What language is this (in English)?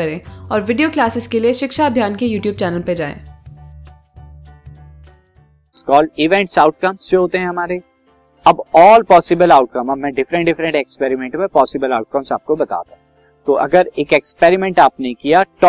Hindi